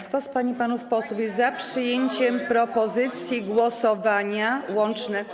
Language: Polish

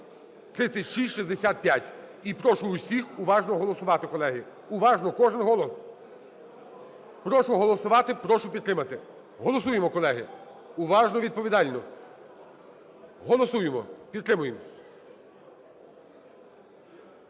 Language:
Ukrainian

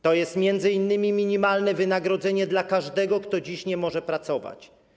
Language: Polish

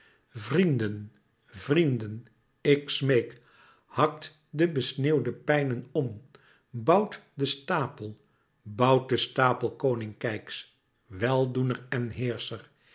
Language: Dutch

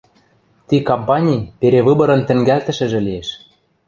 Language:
Western Mari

